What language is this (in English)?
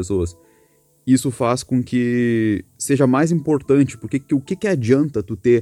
Portuguese